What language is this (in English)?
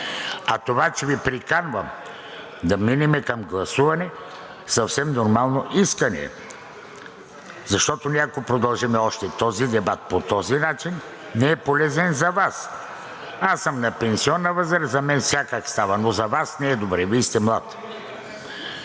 Bulgarian